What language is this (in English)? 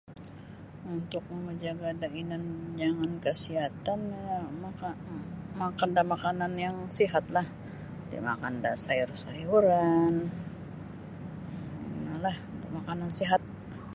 Sabah Bisaya